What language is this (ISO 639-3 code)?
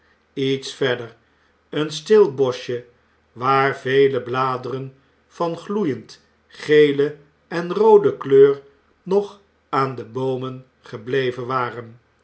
nld